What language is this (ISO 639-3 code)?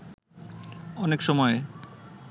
ben